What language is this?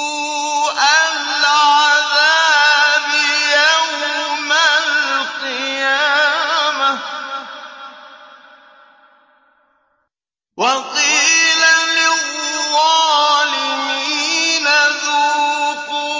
Arabic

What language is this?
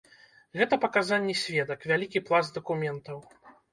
Belarusian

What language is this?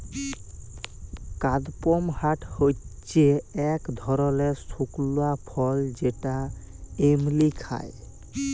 Bangla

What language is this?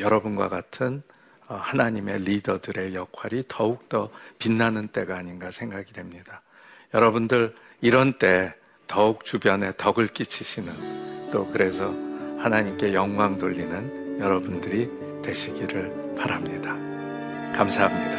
Korean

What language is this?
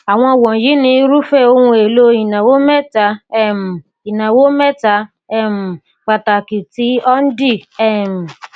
Yoruba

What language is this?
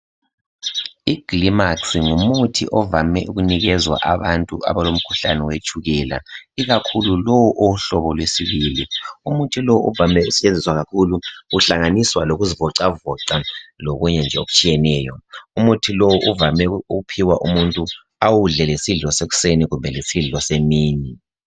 North Ndebele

